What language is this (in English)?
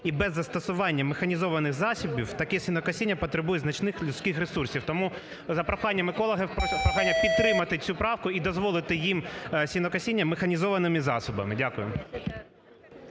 Ukrainian